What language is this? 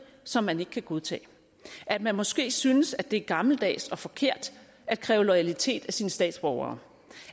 Danish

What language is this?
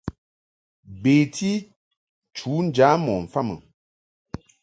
Mungaka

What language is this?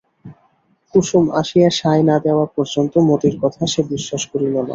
Bangla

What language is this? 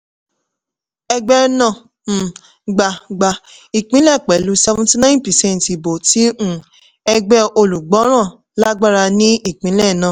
Yoruba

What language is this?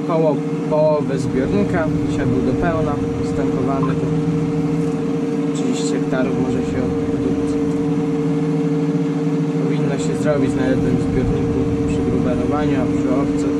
Polish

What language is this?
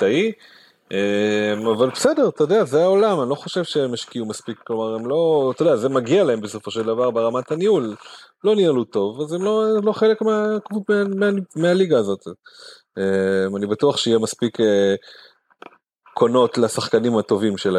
Hebrew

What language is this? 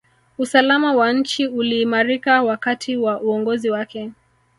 Swahili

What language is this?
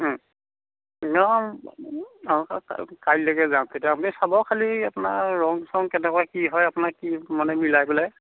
Assamese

